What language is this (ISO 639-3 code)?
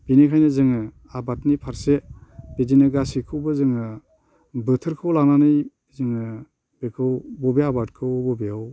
brx